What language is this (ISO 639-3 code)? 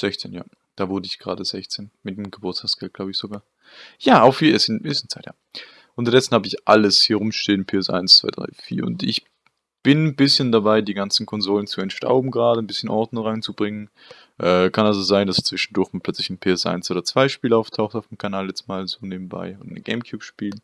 deu